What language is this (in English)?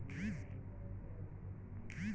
Bhojpuri